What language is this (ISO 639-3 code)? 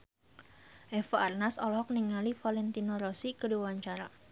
sun